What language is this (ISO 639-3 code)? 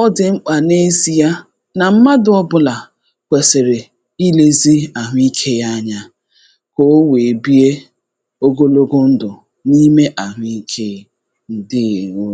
ibo